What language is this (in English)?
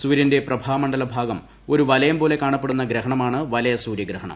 Malayalam